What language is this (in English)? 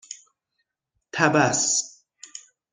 Persian